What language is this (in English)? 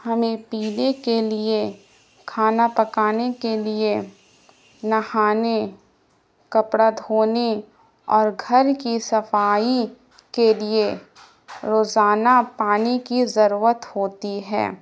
Urdu